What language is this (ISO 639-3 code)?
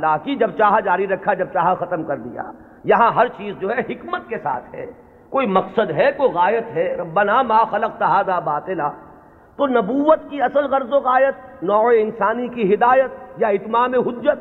urd